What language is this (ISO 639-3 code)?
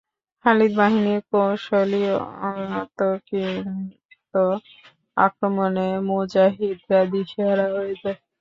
ben